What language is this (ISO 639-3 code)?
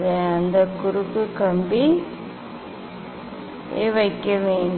tam